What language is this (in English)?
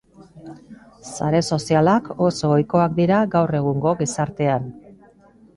Basque